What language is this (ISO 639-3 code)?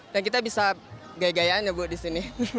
ind